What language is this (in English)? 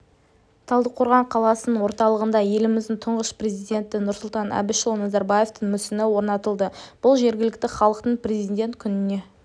Kazakh